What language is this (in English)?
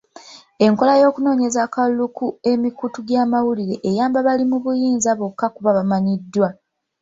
Ganda